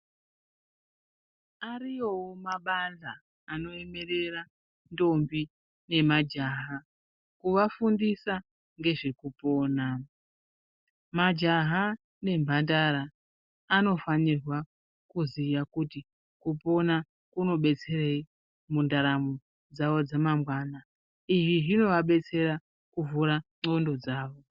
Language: Ndau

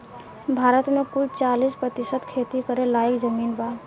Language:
Bhojpuri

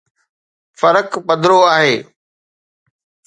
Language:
Sindhi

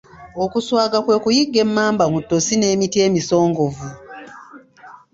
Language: Ganda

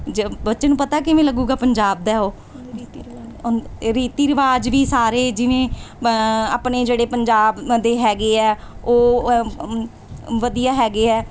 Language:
Punjabi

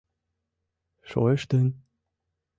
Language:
Mari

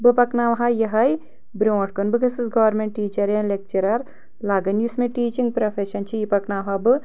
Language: Kashmiri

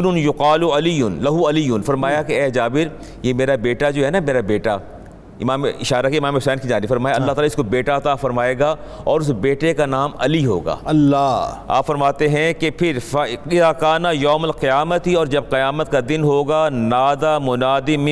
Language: Urdu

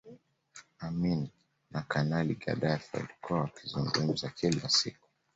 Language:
Swahili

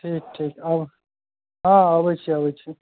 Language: Maithili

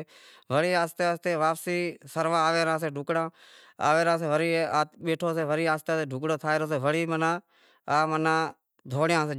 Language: Wadiyara Koli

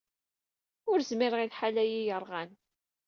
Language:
Kabyle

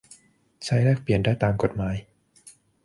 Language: Thai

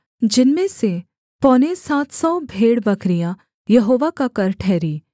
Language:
Hindi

